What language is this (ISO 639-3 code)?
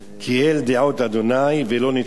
heb